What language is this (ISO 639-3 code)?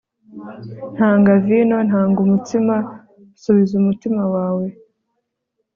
kin